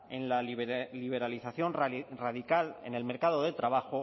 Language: Spanish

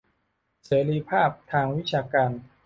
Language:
Thai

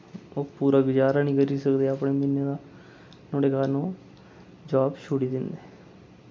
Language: Dogri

